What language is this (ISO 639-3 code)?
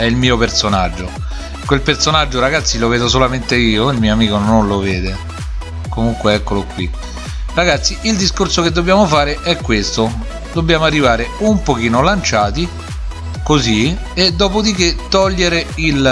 ita